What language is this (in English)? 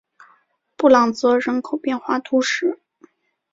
Chinese